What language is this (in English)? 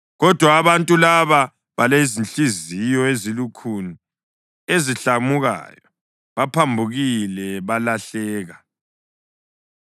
North Ndebele